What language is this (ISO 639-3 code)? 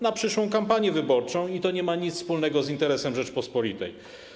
pol